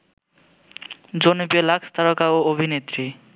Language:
Bangla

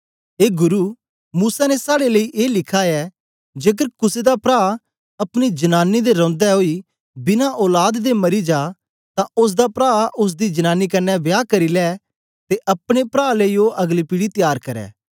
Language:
Dogri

